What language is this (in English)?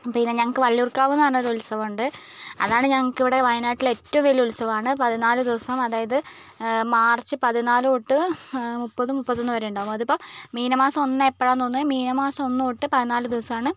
Malayalam